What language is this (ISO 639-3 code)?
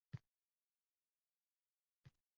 uzb